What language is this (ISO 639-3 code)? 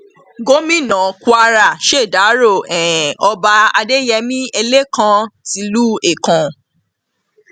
yor